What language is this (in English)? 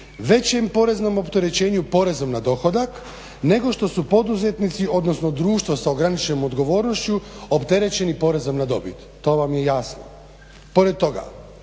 Croatian